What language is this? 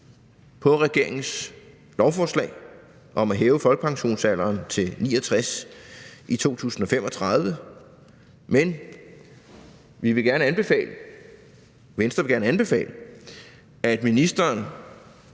Danish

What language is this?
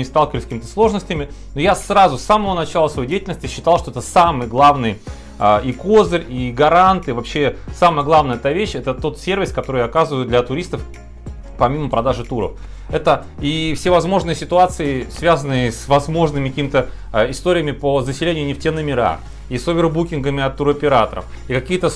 Russian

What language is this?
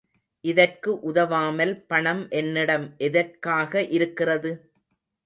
Tamil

